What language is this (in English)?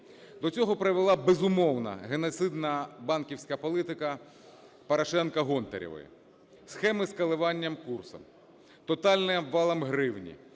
Ukrainian